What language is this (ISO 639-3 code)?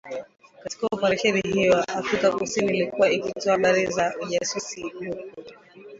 swa